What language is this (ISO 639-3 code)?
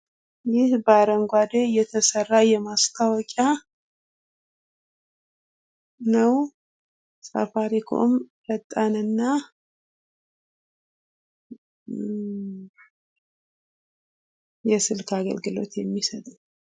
amh